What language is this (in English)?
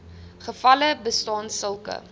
Afrikaans